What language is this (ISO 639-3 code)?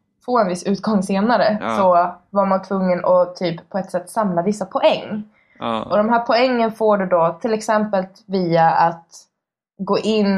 swe